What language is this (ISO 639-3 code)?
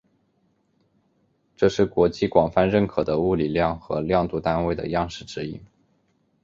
zho